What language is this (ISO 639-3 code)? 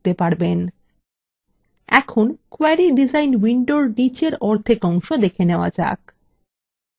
ben